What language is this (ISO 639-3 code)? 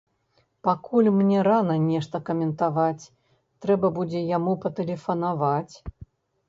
bel